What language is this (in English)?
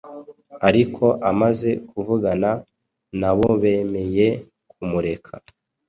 Kinyarwanda